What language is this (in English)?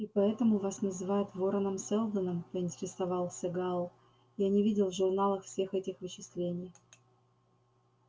Russian